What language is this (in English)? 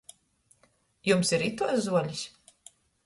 Latgalian